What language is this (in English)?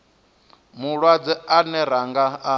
Venda